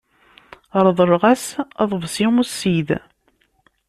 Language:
Kabyle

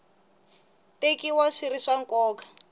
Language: Tsonga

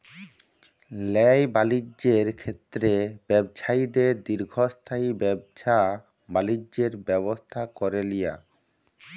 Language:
Bangla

